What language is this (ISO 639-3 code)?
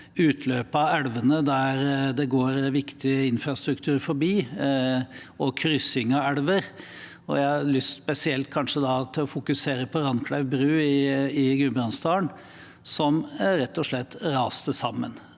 nor